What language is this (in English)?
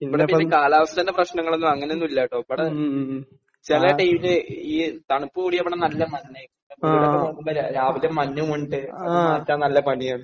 Malayalam